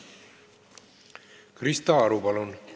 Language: Estonian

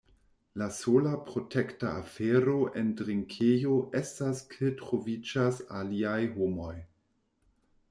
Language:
Esperanto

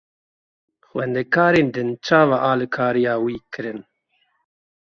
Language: Kurdish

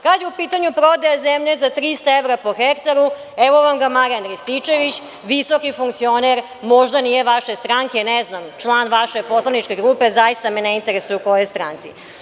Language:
Serbian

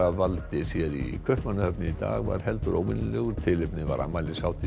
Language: Icelandic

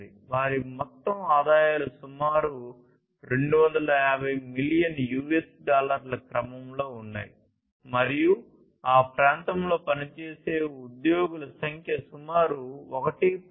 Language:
Telugu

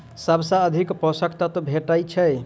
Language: Maithili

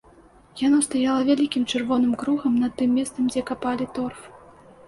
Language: Belarusian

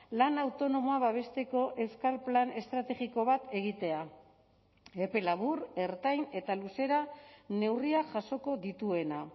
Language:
Basque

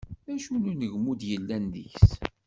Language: Kabyle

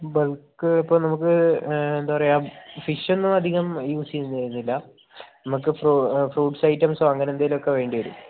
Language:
Malayalam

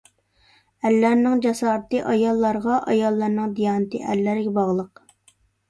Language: Uyghur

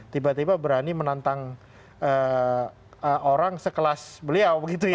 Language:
Indonesian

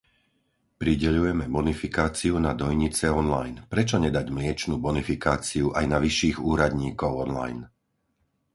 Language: Slovak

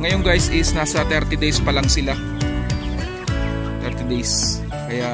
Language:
Filipino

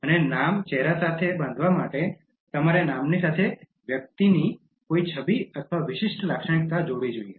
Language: Gujarati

